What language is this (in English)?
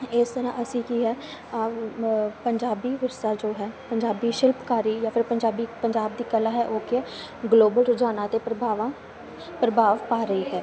Punjabi